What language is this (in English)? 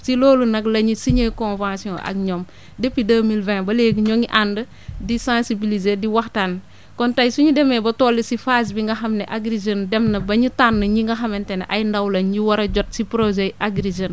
Wolof